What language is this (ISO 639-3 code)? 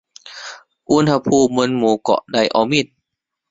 tha